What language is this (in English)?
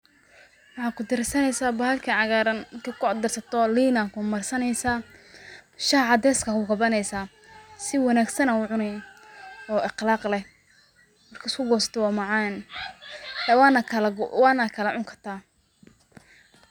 Somali